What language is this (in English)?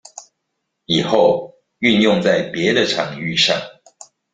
Chinese